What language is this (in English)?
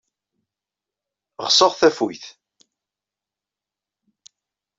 Kabyle